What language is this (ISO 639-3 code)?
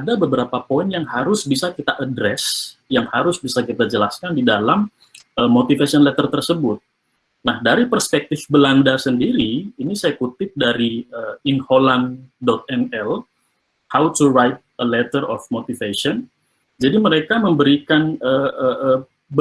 ind